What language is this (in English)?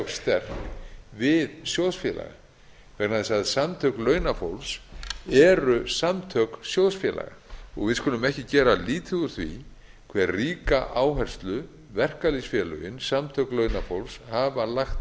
Icelandic